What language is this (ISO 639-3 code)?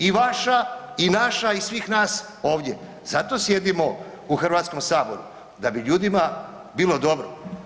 hrv